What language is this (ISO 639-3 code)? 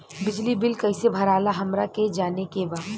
bho